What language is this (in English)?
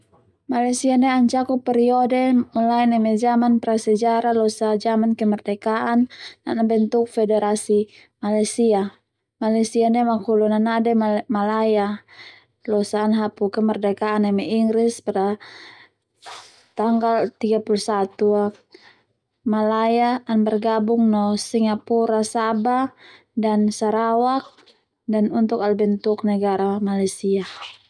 Termanu